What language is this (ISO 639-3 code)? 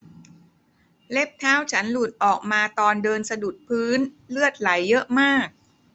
tha